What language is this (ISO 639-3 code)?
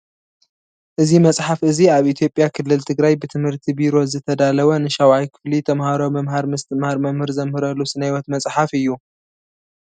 tir